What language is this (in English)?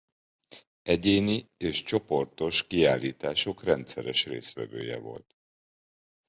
Hungarian